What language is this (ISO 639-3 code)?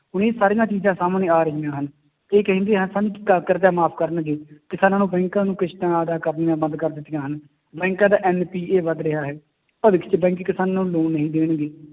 pan